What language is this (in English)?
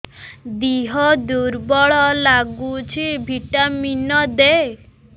Odia